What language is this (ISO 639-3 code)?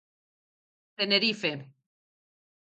glg